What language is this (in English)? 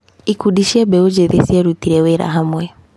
Kikuyu